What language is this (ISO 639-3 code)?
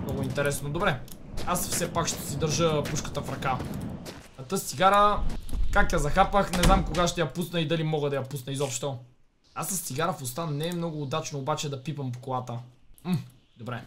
bul